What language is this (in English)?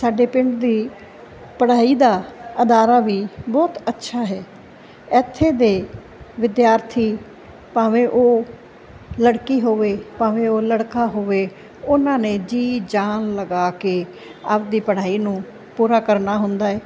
Punjabi